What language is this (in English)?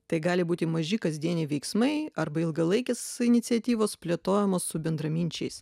Lithuanian